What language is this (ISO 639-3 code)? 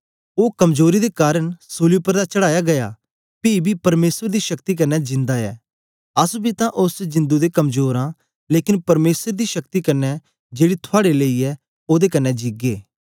doi